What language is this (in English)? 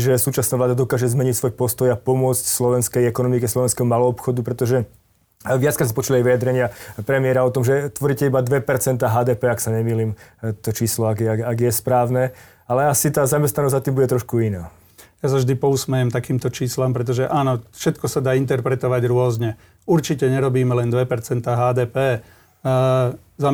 Slovak